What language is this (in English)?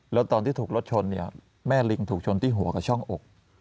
Thai